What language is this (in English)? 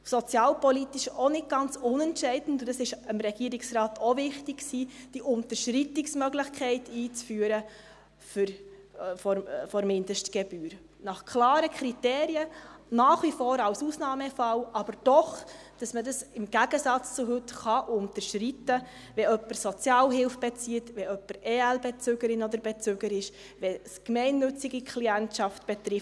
Swiss German